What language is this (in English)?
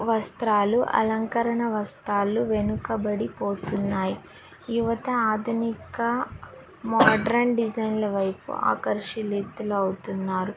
Telugu